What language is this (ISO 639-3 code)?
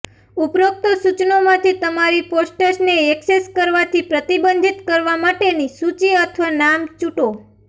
guj